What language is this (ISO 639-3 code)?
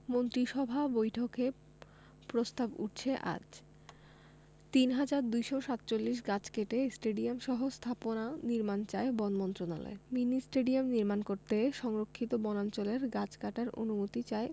ben